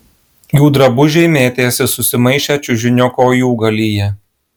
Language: Lithuanian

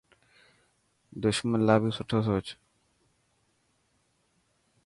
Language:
Dhatki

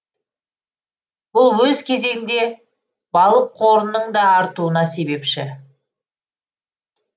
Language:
Kazakh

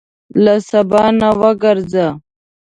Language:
Pashto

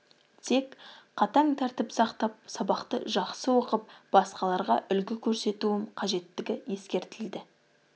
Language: Kazakh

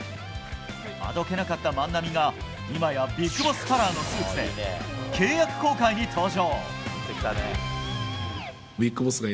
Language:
Japanese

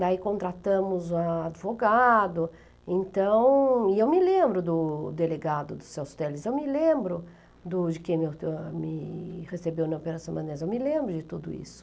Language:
Portuguese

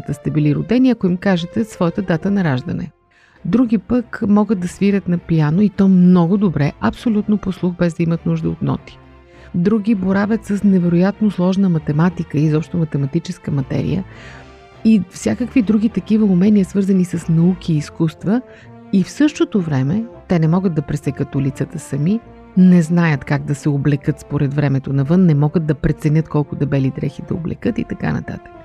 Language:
Bulgarian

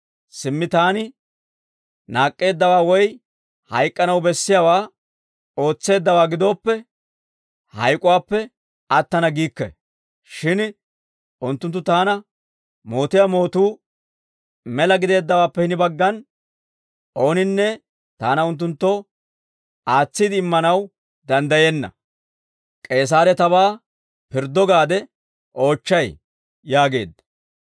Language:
Dawro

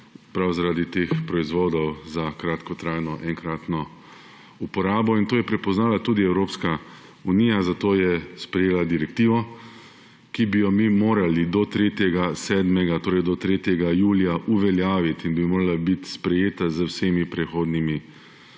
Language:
Slovenian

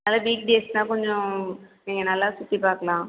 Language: Tamil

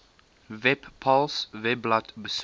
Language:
Afrikaans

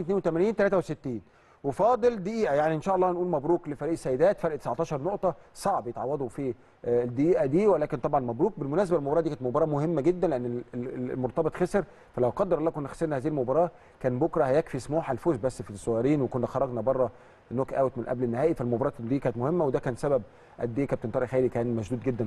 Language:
Arabic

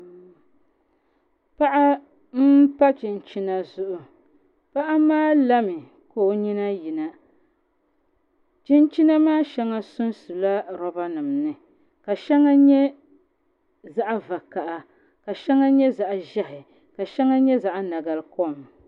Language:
Dagbani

